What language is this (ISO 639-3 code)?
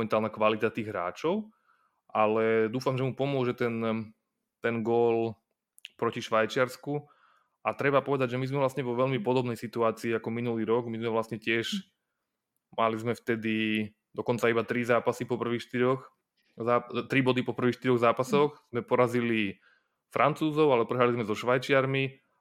slk